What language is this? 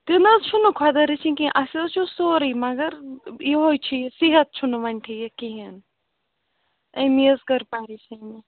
Kashmiri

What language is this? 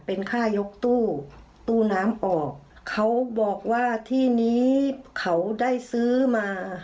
Thai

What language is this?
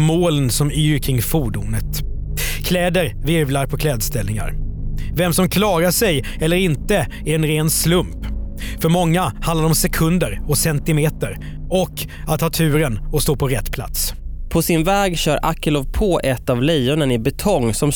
Swedish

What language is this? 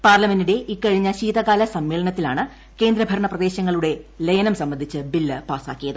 Malayalam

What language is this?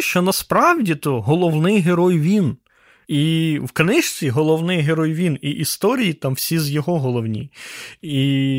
Ukrainian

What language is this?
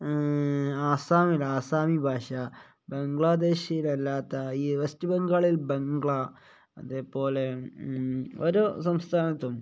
Malayalam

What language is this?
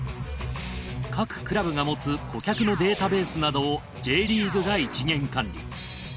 Japanese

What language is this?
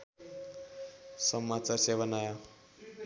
Nepali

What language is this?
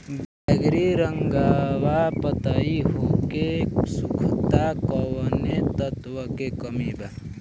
Bhojpuri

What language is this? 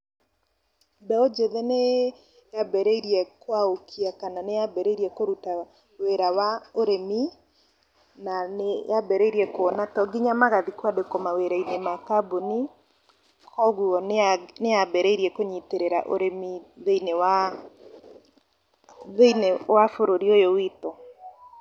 Kikuyu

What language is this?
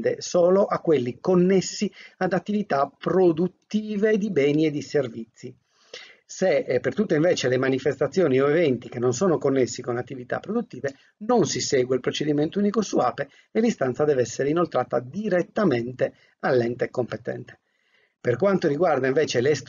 Italian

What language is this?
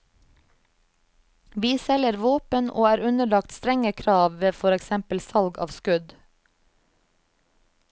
Norwegian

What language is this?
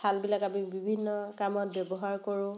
Assamese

